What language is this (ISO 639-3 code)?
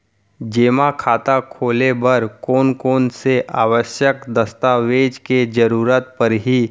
hne